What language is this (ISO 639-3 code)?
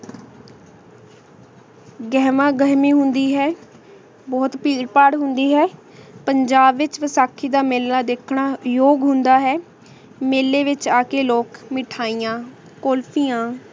pan